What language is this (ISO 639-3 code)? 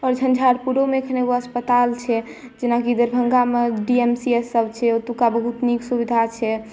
mai